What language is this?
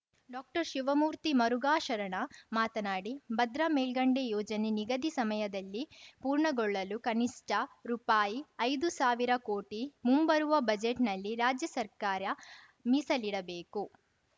Kannada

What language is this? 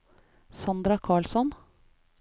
Norwegian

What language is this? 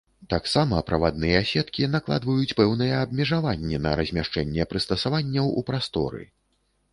Belarusian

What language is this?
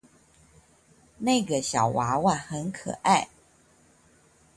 Chinese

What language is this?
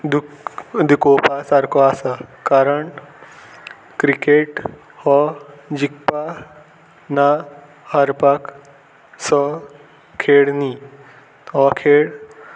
Konkani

